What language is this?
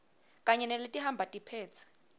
Swati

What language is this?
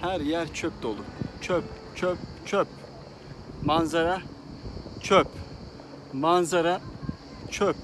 Turkish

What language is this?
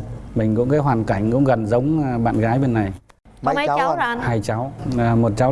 Vietnamese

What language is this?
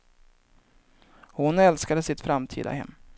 Swedish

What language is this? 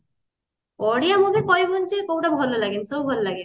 Odia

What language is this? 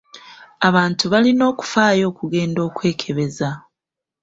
Ganda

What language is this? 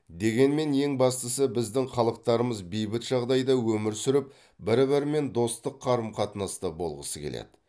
Kazakh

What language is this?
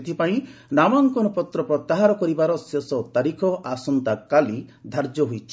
Odia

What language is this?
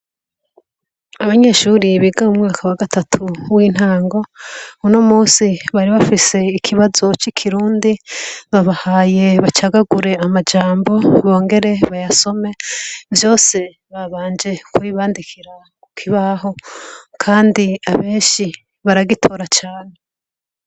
Rundi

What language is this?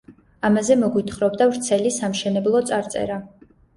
Georgian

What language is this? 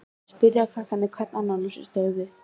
Icelandic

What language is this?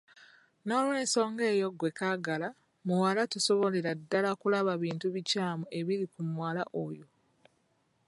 Ganda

